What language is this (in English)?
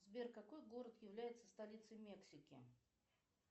Russian